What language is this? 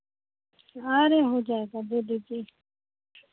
Hindi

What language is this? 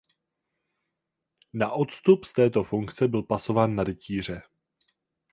Czech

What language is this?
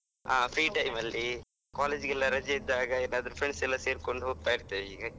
Kannada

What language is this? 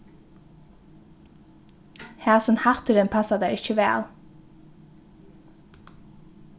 Faroese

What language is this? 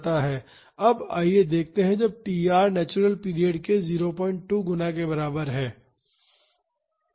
Hindi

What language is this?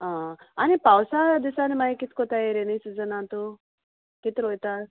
Konkani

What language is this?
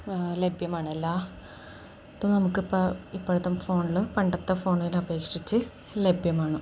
Malayalam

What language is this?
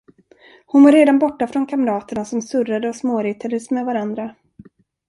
Swedish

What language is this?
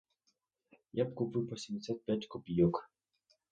Ukrainian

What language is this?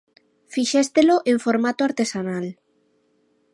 Galician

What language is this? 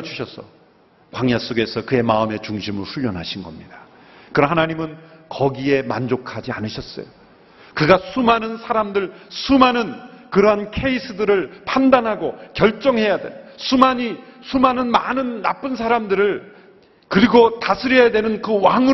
Korean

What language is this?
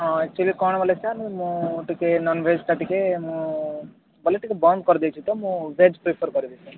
Odia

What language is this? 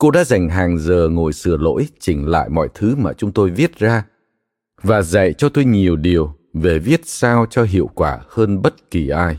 Vietnamese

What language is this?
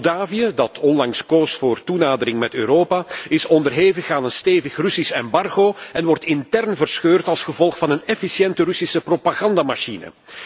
Dutch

